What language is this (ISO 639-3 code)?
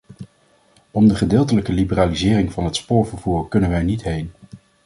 nld